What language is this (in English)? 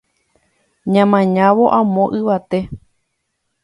Guarani